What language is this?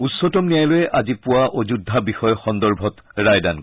Assamese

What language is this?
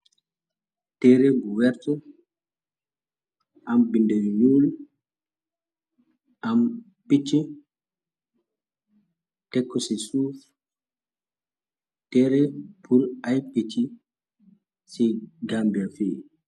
Wolof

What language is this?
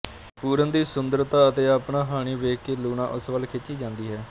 Punjabi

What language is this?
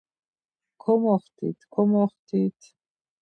Laz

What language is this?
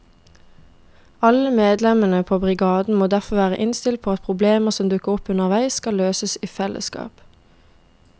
Norwegian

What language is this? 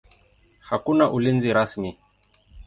Swahili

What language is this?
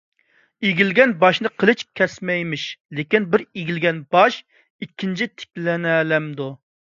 Uyghur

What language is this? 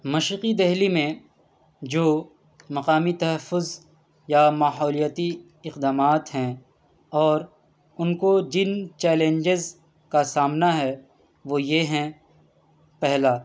Urdu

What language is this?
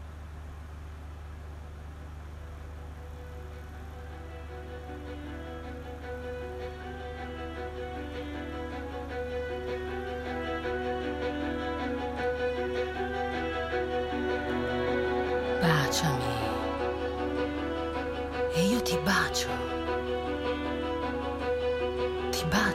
Italian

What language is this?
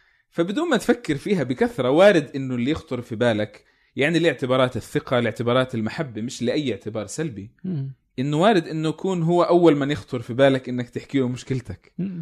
Arabic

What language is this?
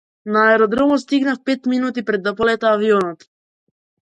Macedonian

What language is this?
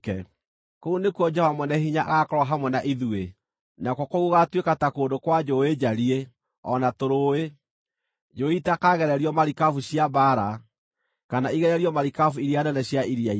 Kikuyu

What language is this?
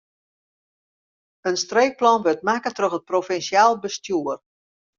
Western Frisian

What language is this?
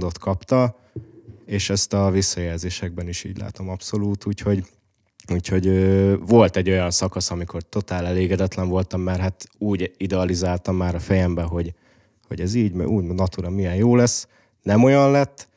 Hungarian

